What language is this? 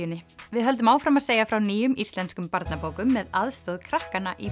Icelandic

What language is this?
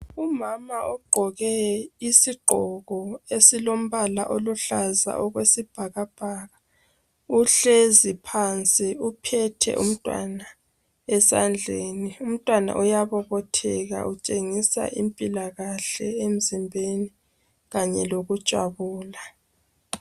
North Ndebele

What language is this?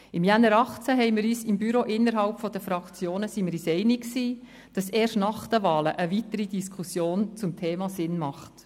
Swiss German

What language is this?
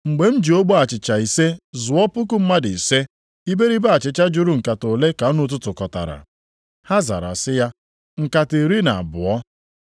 Igbo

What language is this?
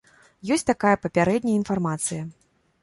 Belarusian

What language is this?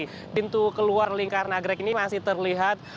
Indonesian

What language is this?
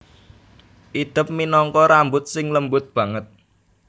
Javanese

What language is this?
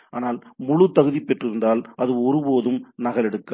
Tamil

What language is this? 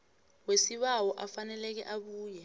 South Ndebele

